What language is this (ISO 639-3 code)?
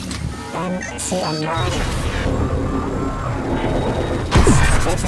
deu